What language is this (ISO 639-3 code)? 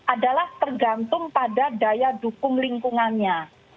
ind